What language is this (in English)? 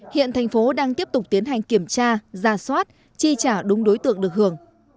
Vietnamese